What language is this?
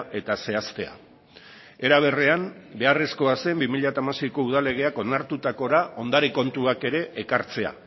Basque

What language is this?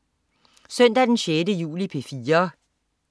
Danish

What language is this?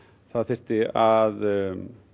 Icelandic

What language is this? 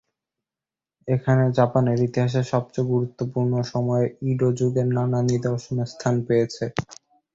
Bangla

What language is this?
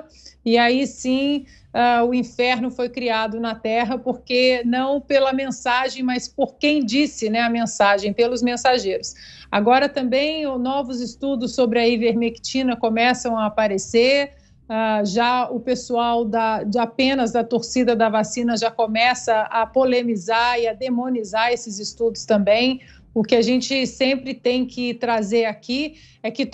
Portuguese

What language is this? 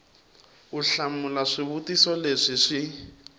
Tsonga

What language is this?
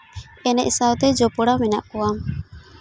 Santali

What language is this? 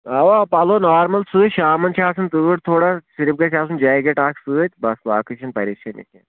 Kashmiri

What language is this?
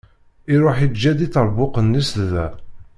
Kabyle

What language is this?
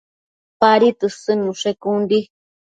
Matsés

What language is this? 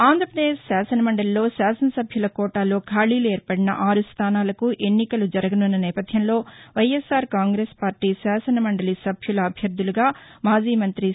Telugu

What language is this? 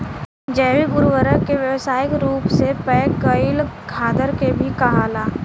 Bhojpuri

